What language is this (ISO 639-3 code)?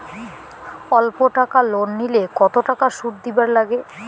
ben